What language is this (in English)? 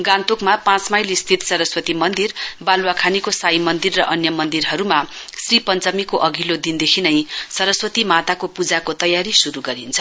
Nepali